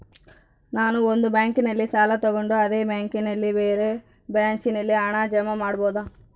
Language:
Kannada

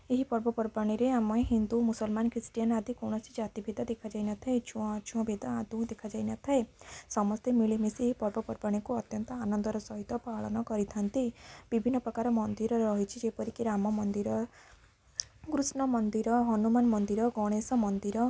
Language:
Odia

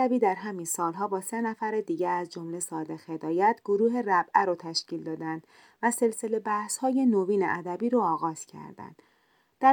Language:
Persian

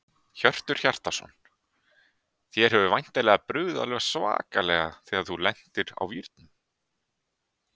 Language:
Icelandic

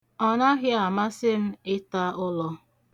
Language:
Igbo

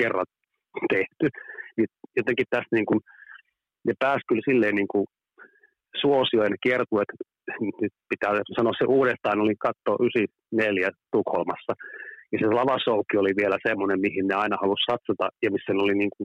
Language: Finnish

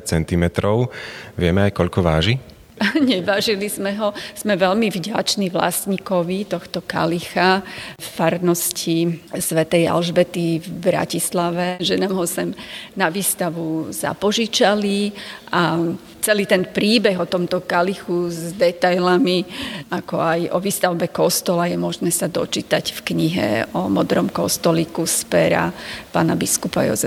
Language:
Slovak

